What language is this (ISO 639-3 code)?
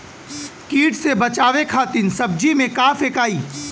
bho